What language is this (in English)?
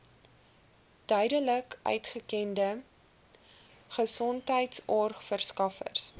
Afrikaans